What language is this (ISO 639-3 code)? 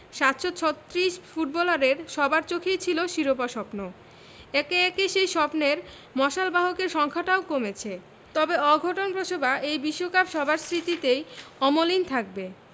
ben